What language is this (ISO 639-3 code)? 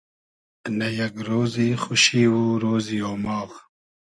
haz